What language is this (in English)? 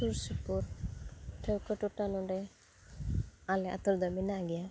Santali